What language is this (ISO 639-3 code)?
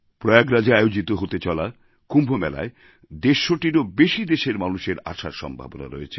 ben